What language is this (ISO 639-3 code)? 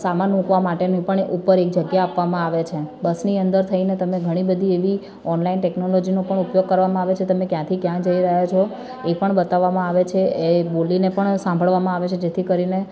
guj